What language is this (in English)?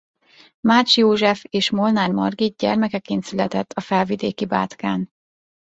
Hungarian